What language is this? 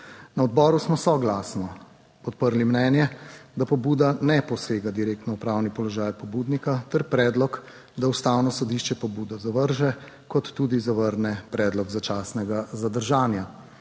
Slovenian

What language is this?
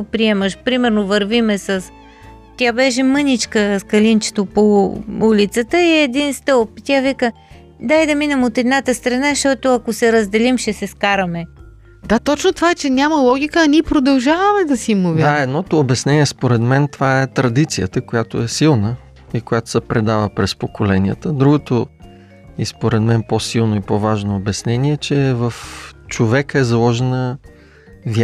Bulgarian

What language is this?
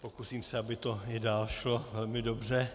Czech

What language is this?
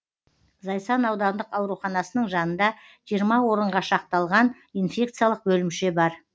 Kazakh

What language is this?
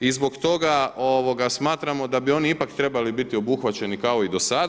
Croatian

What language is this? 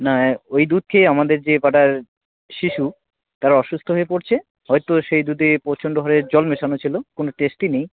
Bangla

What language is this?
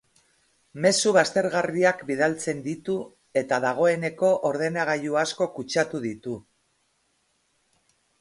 Basque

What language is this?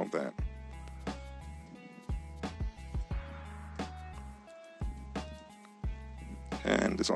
English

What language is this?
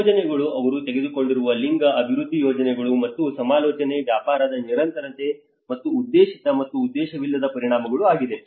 Kannada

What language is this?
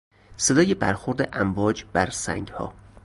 Persian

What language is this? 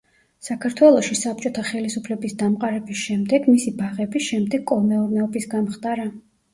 Georgian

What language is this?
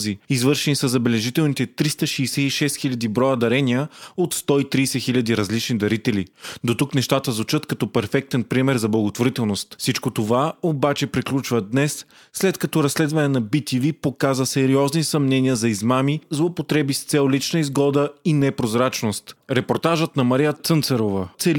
Bulgarian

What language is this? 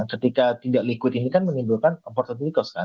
Indonesian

